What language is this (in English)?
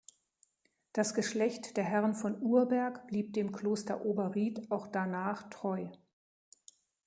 German